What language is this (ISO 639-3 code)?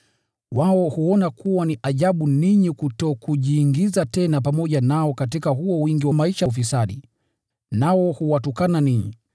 swa